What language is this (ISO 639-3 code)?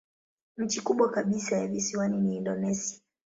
swa